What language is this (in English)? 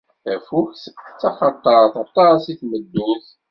Kabyle